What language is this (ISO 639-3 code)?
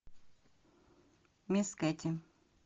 rus